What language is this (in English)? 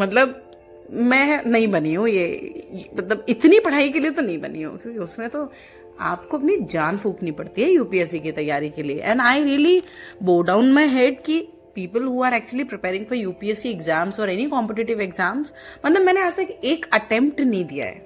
Hindi